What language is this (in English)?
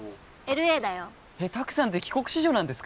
Japanese